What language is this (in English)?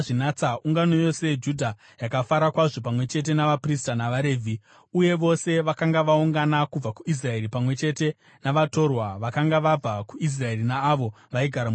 Shona